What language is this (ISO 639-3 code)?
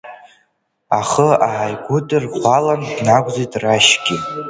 abk